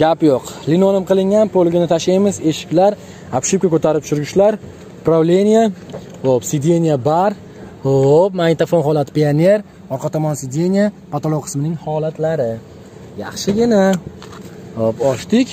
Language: Turkish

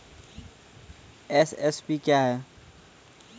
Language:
Maithili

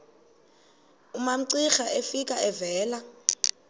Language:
Xhosa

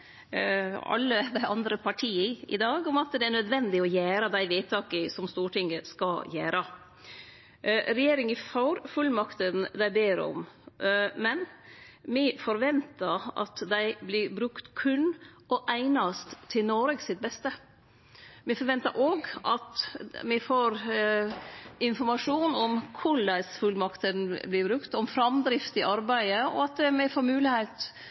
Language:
Norwegian Nynorsk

